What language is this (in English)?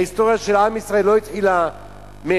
Hebrew